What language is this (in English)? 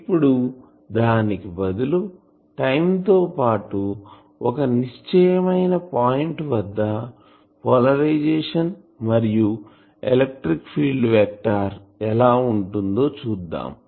Telugu